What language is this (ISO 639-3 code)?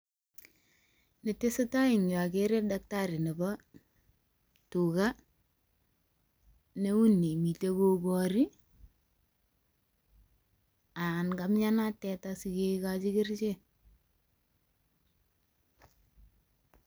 kln